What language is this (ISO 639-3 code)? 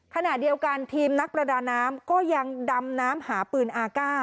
tha